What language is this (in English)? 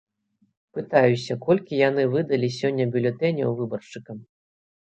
Belarusian